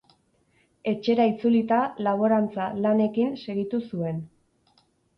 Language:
Basque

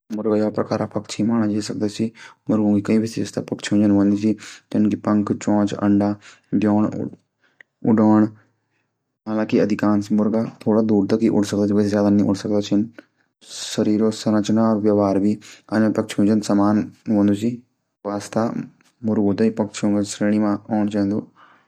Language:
Garhwali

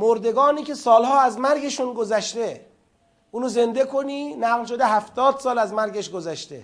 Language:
Persian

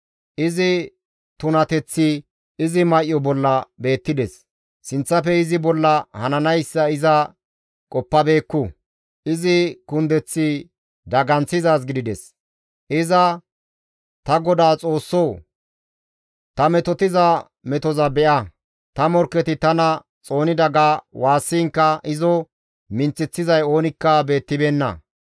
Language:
Gamo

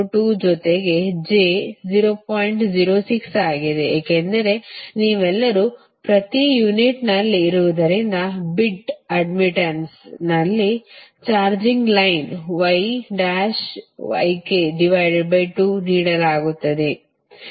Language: Kannada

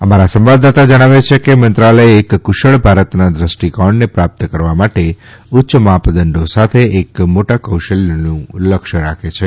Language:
Gujarati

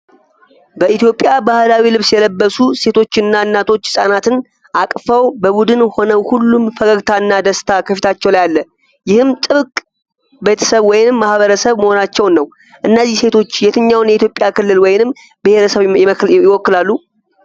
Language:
Amharic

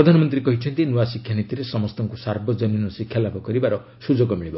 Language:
Odia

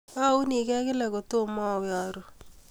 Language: Kalenjin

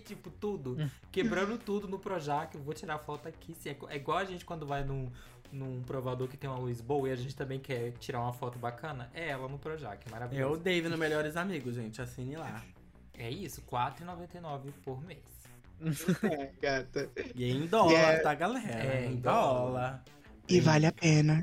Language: Portuguese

